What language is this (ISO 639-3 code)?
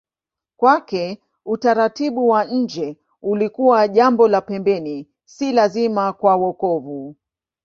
swa